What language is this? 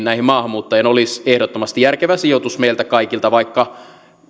Finnish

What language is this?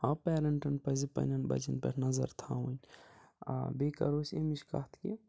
Kashmiri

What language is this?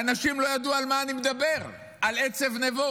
Hebrew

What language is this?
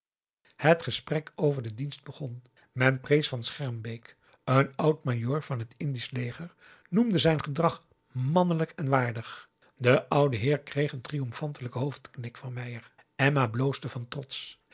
Dutch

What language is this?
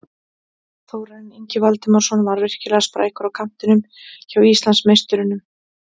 Icelandic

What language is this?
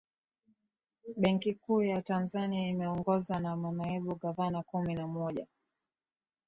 Swahili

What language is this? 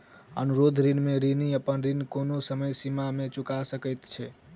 Maithili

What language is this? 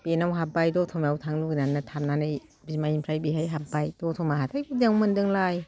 Bodo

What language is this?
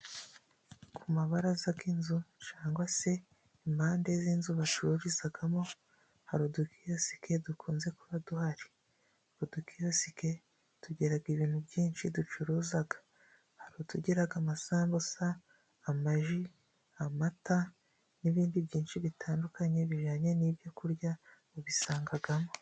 Kinyarwanda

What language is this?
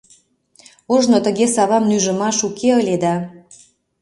Mari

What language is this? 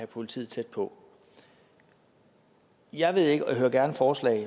Danish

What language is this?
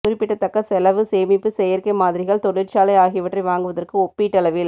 Tamil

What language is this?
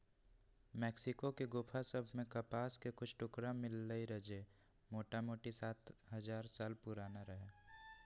Magahi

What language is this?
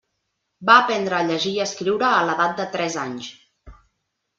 Catalan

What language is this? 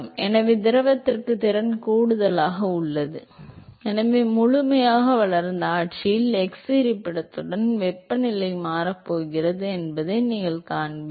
Tamil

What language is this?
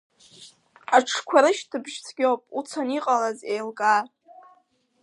Abkhazian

